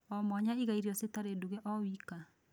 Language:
Kikuyu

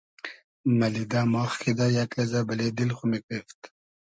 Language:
Hazaragi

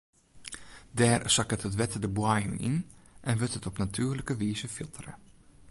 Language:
Western Frisian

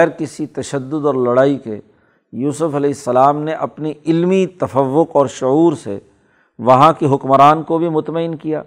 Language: Urdu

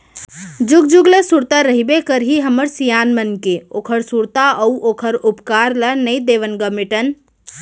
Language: Chhattisgarhi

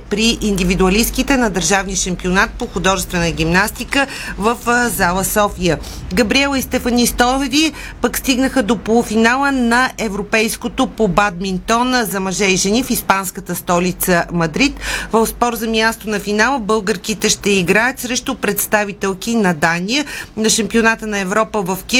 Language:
Bulgarian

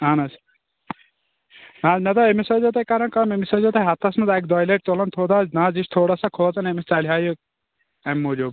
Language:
Kashmiri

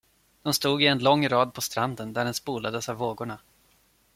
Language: Swedish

